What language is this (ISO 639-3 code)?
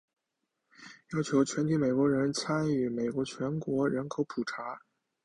zho